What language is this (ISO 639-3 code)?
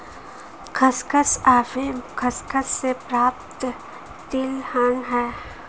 hin